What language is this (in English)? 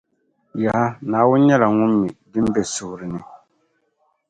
Dagbani